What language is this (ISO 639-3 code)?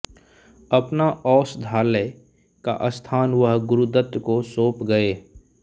hin